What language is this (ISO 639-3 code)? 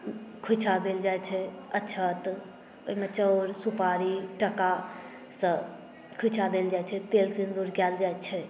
mai